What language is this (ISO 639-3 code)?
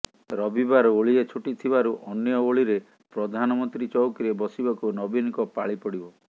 ori